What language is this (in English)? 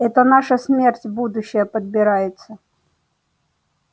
Russian